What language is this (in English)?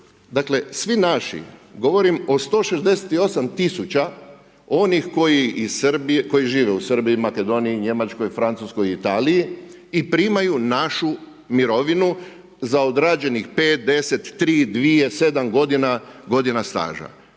Croatian